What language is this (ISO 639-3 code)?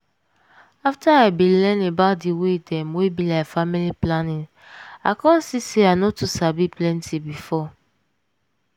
pcm